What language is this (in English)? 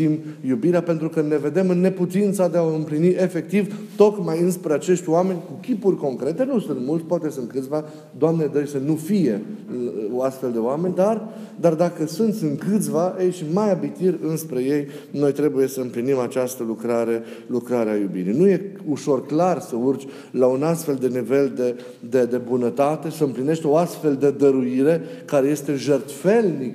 Romanian